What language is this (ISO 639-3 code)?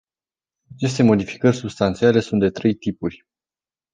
ron